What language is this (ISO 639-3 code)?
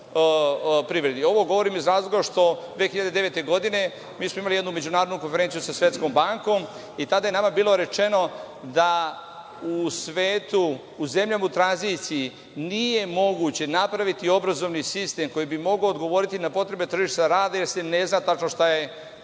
srp